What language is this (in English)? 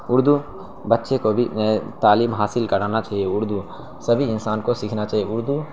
Urdu